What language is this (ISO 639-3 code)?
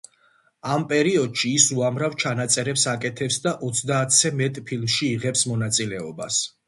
kat